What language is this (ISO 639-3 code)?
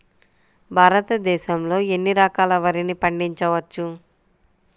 tel